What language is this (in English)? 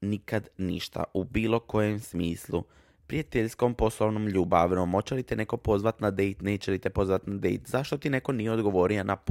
Croatian